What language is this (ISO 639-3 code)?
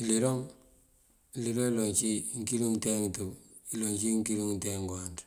mfv